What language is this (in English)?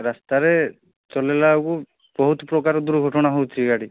Odia